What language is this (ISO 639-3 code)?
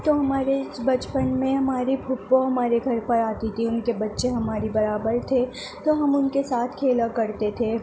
urd